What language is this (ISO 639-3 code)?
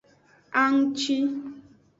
ajg